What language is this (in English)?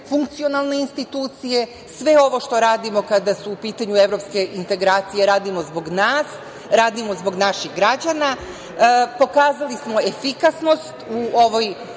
Serbian